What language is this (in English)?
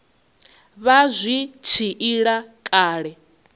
Venda